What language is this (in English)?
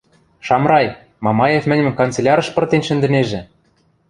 Western Mari